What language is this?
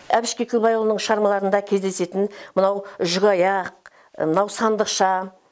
Kazakh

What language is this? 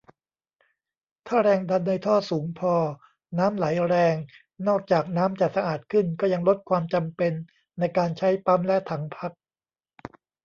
Thai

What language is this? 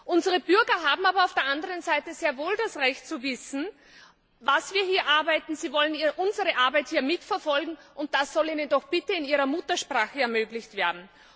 German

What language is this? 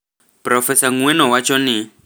Luo (Kenya and Tanzania)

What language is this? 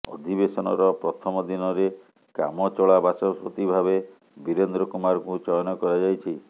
Odia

